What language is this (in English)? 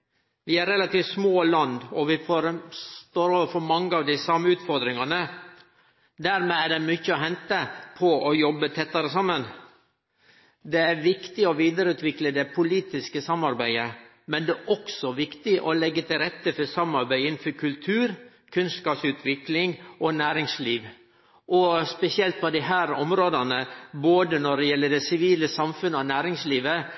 Norwegian Nynorsk